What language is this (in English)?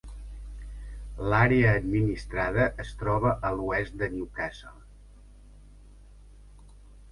Catalan